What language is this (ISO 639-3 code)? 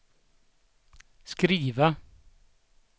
swe